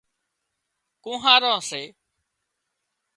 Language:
Wadiyara Koli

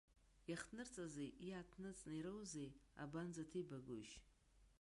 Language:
Abkhazian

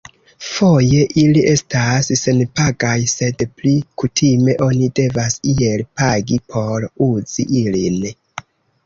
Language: Esperanto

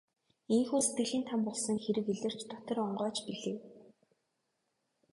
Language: Mongolian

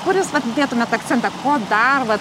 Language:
Lithuanian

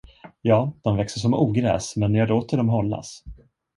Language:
Swedish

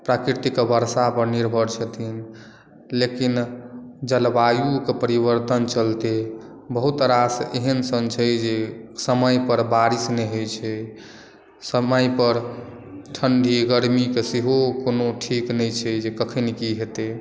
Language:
Maithili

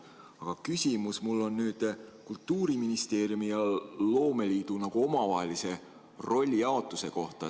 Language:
Estonian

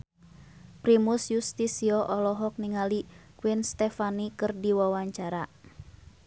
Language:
Sundanese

